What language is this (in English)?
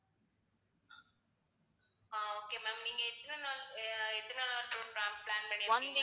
Tamil